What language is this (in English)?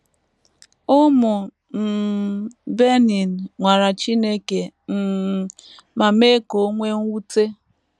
Igbo